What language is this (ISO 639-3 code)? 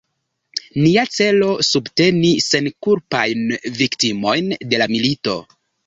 epo